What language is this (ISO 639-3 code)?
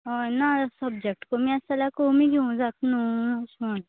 kok